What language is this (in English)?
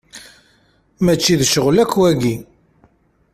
Kabyle